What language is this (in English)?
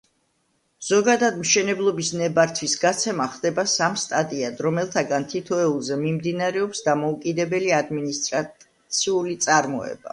Georgian